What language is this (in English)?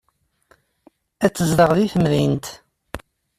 Kabyle